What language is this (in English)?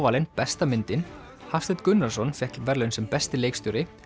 Icelandic